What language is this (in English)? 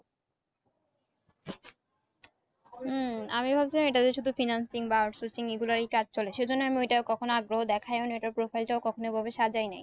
Bangla